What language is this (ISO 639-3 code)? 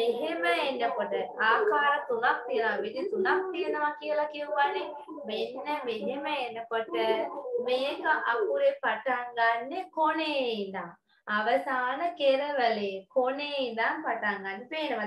tha